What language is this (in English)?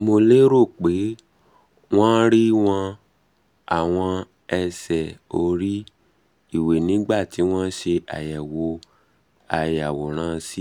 Yoruba